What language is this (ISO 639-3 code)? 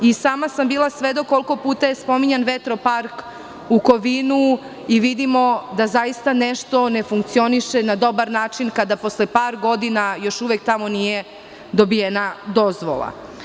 srp